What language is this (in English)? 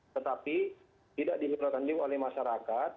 Indonesian